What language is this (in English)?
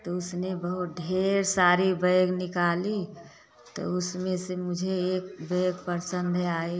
Hindi